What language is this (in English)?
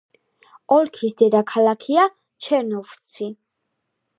Georgian